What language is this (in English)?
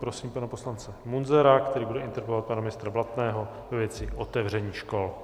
Czech